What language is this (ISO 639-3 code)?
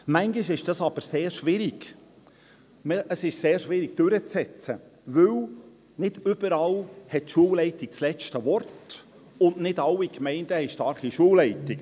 gsw